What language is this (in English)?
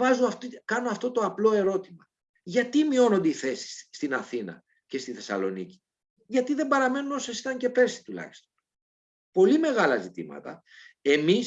Greek